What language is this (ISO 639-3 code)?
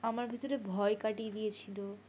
ben